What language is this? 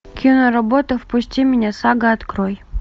Russian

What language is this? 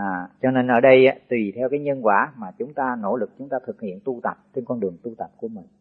Vietnamese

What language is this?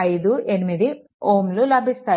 Telugu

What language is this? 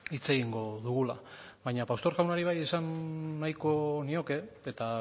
Basque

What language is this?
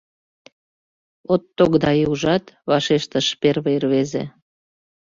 Mari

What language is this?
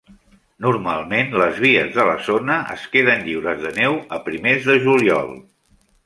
Catalan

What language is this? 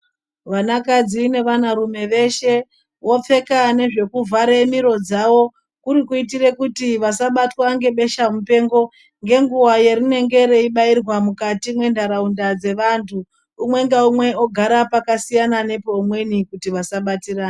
Ndau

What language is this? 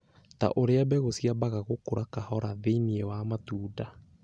Kikuyu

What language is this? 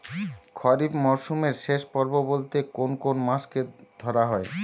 Bangla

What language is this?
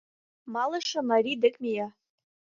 Mari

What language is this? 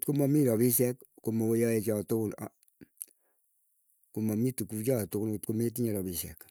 Keiyo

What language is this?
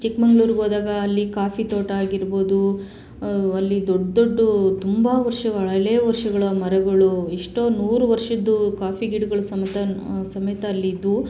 Kannada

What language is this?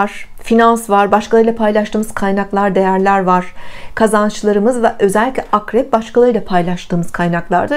Turkish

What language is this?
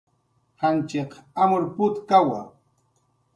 Jaqaru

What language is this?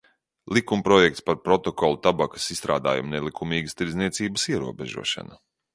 Latvian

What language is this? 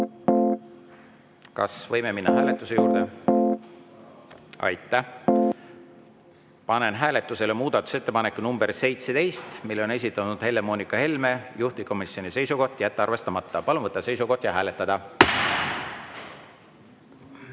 Estonian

